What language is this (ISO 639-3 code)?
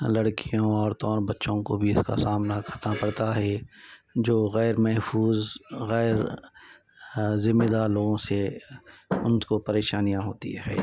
urd